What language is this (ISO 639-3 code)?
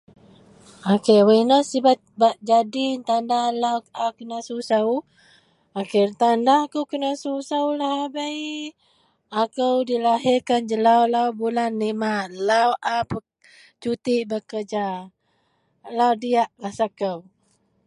mel